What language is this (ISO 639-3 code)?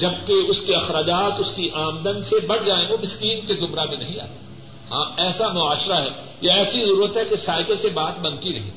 urd